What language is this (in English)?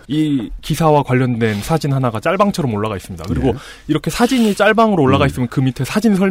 Korean